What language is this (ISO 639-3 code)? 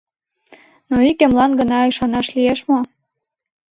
chm